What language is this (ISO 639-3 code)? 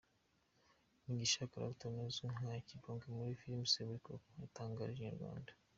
kin